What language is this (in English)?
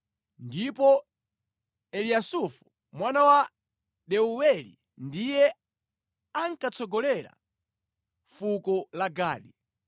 Nyanja